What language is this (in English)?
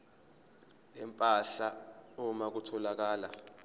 Zulu